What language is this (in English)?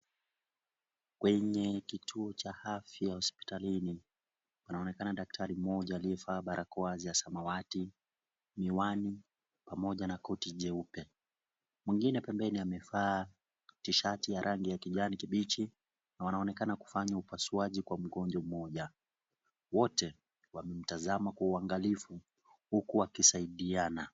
Swahili